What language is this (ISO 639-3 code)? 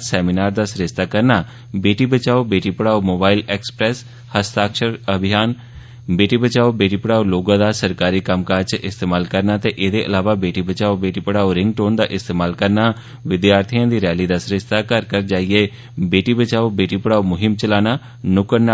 doi